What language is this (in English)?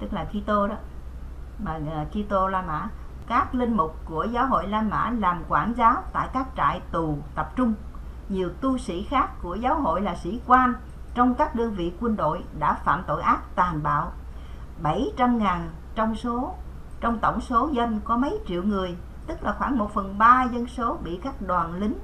Vietnamese